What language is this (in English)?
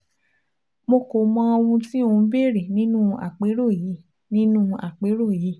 Yoruba